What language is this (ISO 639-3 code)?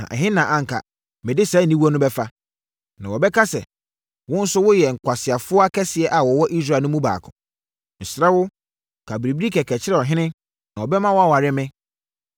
aka